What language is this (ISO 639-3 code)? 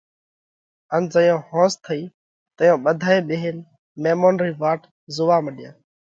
kvx